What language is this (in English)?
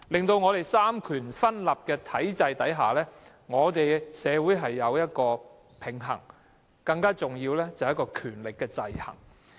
Cantonese